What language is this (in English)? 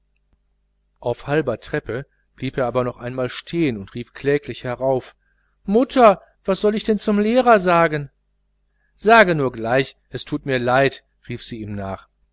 German